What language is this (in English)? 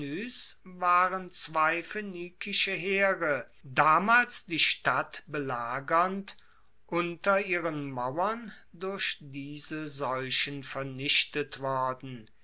German